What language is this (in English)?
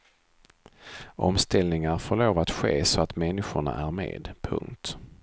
Swedish